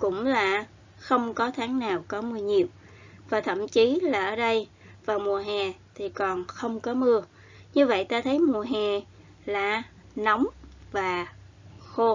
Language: Vietnamese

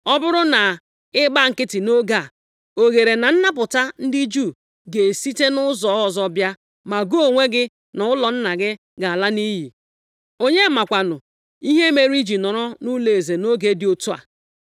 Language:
Igbo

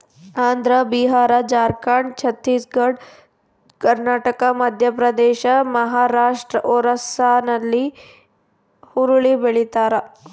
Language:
Kannada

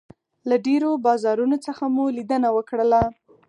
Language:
Pashto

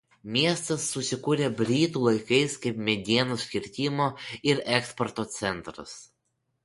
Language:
Lithuanian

